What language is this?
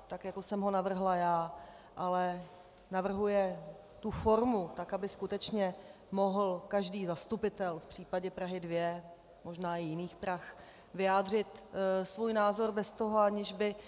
Czech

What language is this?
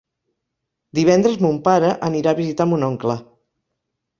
Catalan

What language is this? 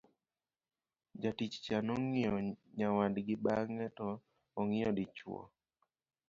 Luo (Kenya and Tanzania)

